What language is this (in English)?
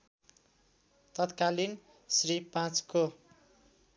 Nepali